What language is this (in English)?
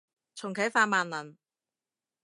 Cantonese